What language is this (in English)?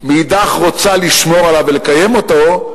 Hebrew